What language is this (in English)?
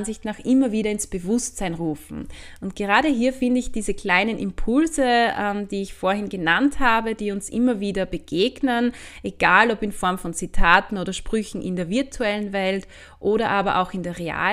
German